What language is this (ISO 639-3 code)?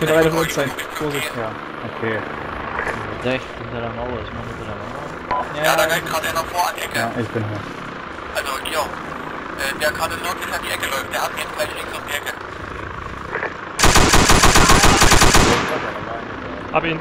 deu